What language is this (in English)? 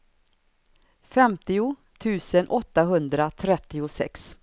Swedish